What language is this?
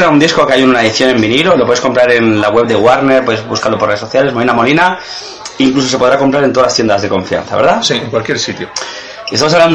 Spanish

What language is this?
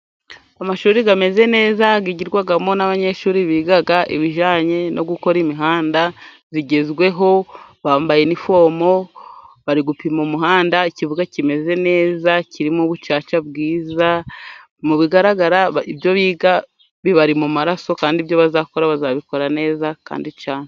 Kinyarwanda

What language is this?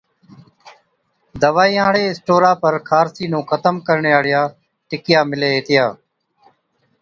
Od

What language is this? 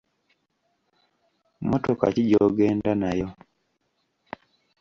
Ganda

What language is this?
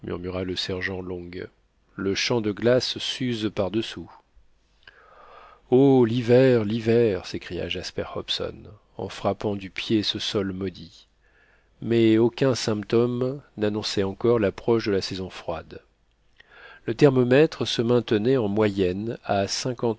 French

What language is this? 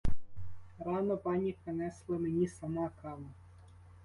Ukrainian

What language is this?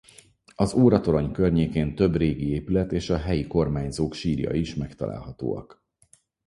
Hungarian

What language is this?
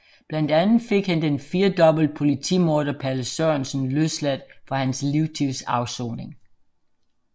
Danish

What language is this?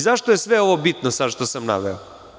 Serbian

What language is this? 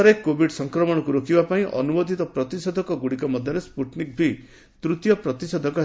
Odia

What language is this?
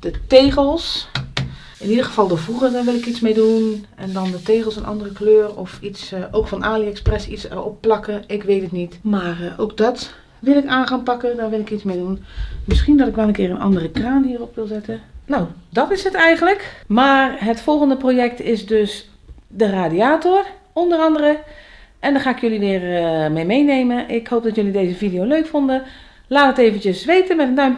Dutch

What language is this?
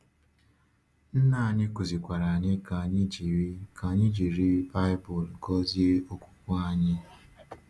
Igbo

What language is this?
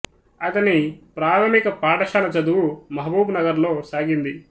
Telugu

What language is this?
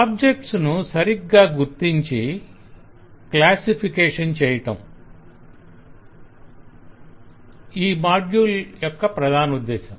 Telugu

